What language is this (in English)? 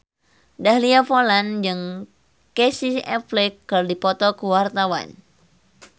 Sundanese